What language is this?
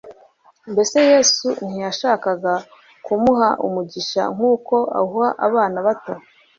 Kinyarwanda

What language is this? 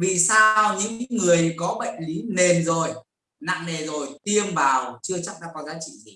Vietnamese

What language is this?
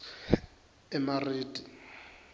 Swati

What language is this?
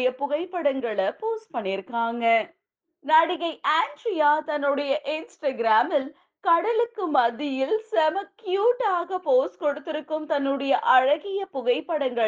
Tamil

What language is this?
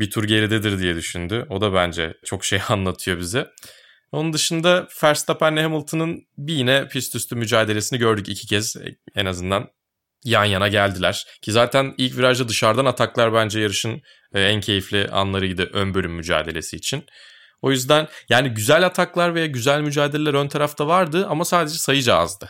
Turkish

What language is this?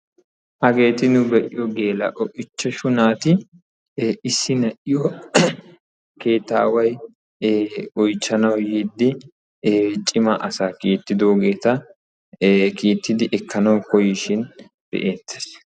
Wolaytta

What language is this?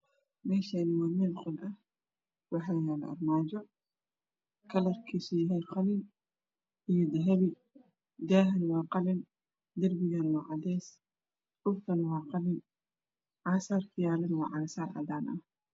Somali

